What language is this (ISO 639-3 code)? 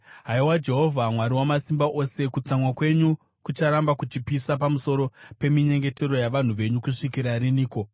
sna